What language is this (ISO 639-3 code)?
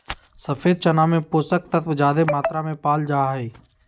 mag